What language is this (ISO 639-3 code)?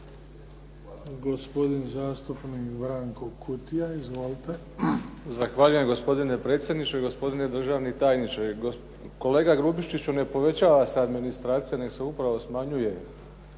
hrv